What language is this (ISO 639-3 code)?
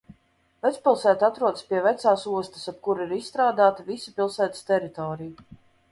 lav